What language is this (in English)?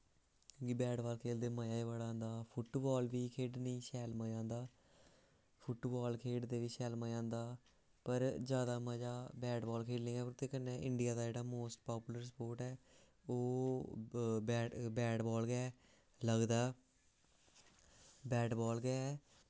Dogri